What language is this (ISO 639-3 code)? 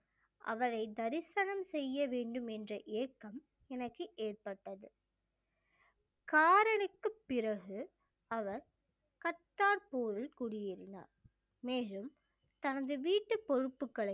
tam